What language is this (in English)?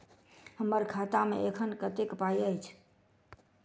Maithili